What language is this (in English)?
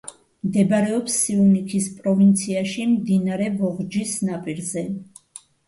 Georgian